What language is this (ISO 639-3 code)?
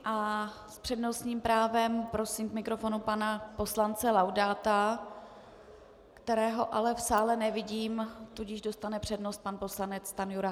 ces